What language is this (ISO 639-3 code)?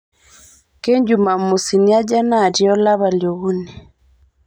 mas